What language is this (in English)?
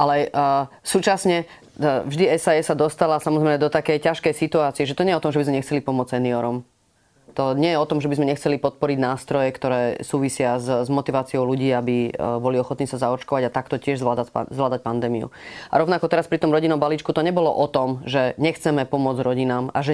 Slovak